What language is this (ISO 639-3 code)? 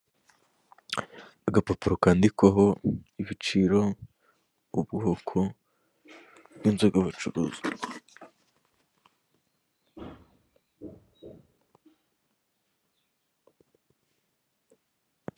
kin